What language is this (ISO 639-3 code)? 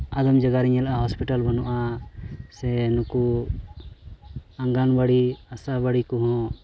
sat